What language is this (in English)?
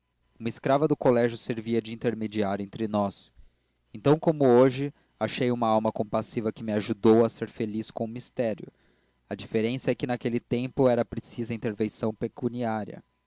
Portuguese